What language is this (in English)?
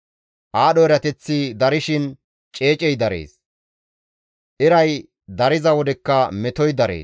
Gamo